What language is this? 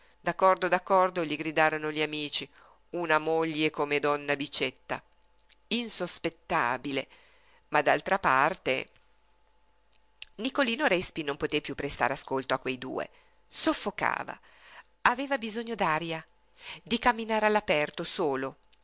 Italian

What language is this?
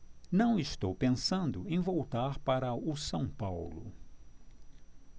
Portuguese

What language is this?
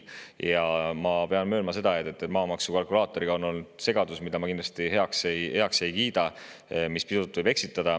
Estonian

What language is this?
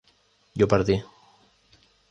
Spanish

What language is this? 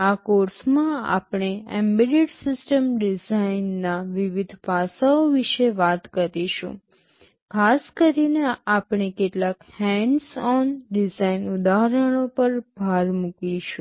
Gujarati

